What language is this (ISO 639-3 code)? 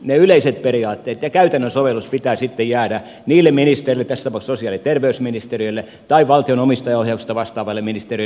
fin